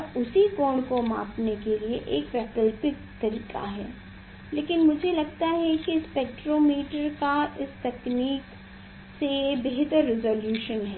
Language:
Hindi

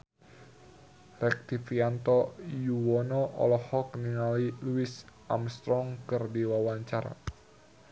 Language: Sundanese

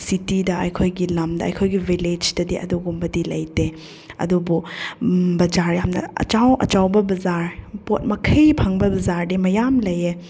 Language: Manipuri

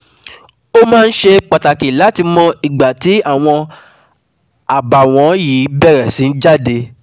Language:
Yoruba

